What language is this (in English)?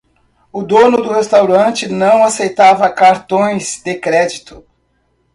Portuguese